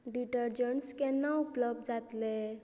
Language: Konkani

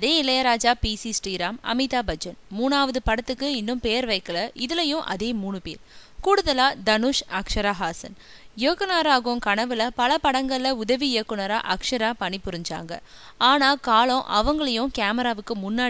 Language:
Hindi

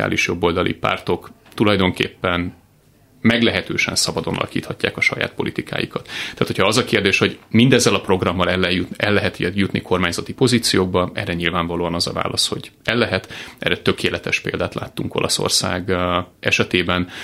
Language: Hungarian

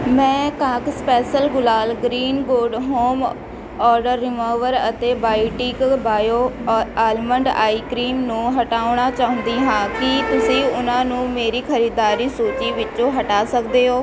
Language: Punjabi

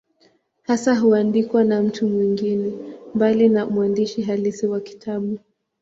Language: Swahili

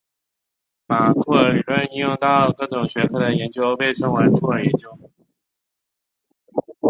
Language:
Chinese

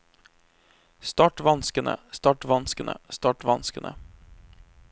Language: Norwegian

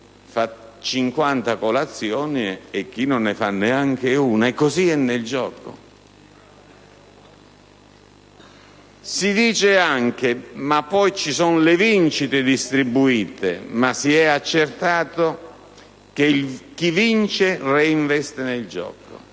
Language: Italian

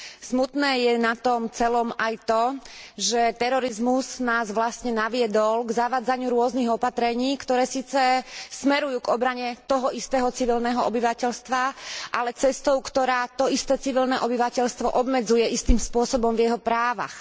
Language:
Slovak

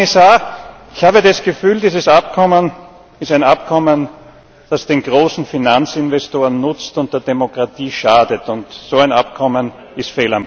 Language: German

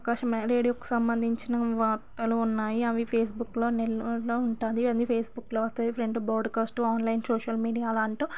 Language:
Telugu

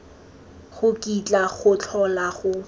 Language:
Tswana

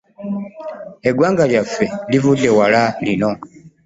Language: Ganda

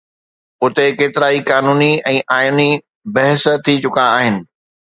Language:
Sindhi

